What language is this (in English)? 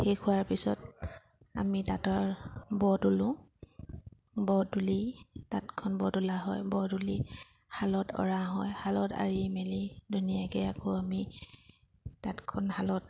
Assamese